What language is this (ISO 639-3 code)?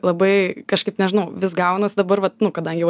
lit